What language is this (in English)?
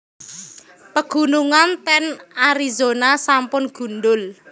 Javanese